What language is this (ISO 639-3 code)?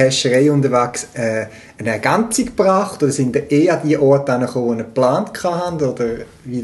deu